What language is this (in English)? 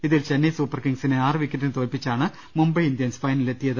Malayalam